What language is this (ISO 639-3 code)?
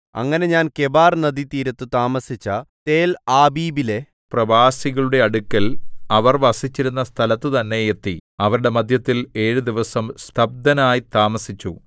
mal